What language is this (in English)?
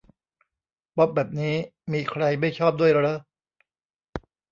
Thai